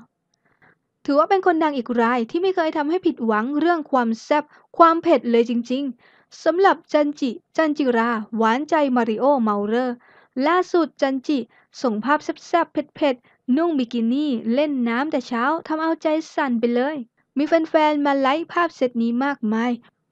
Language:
Thai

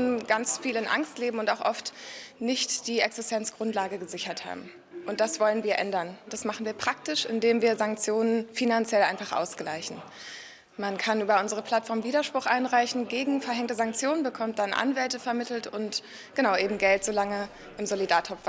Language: German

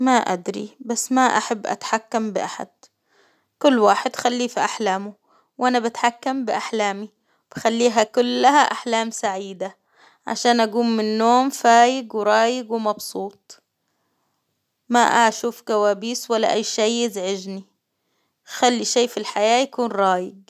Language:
Hijazi Arabic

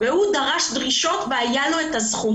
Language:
Hebrew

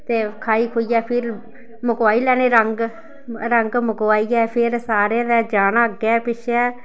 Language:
Dogri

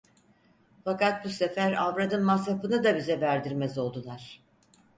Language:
Turkish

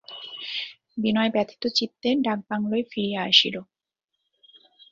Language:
Bangla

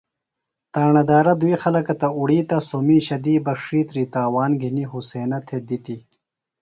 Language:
Phalura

